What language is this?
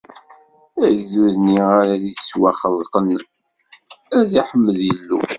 Kabyle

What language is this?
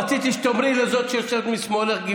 Hebrew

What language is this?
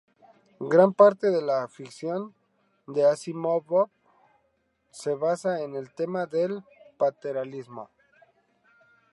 Spanish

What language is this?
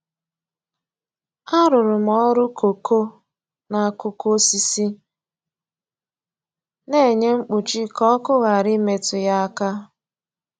Igbo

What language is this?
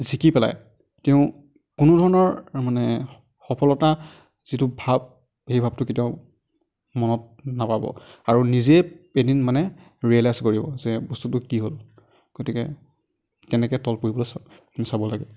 Assamese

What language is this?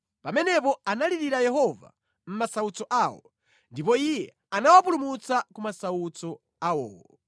Nyanja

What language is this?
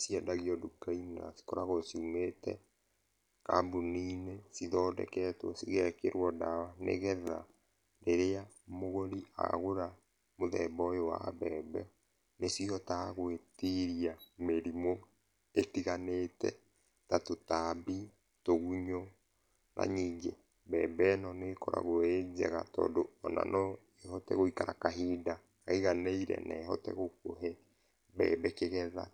Kikuyu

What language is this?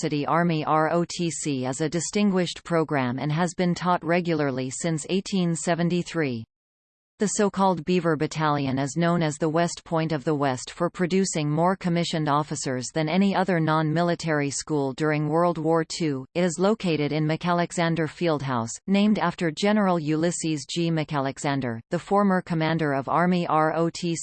English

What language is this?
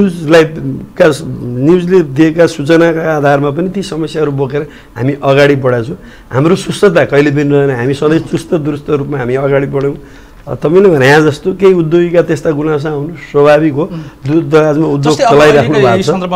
Korean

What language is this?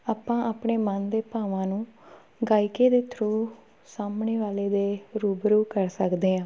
Punjabi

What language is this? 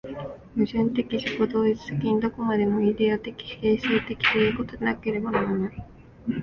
Japanese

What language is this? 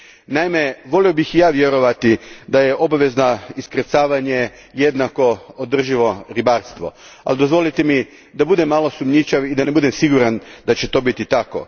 Croatian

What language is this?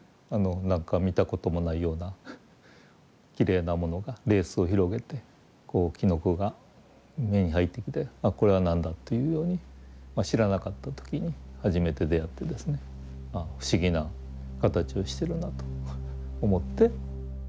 Japanese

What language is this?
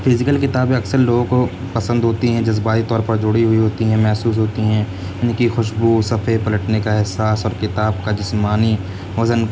Urdu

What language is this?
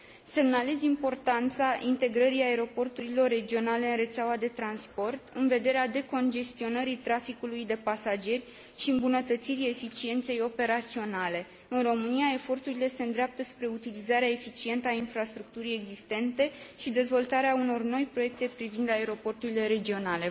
Romanian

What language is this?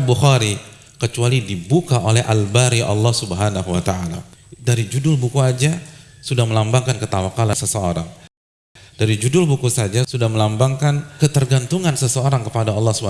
Indonesian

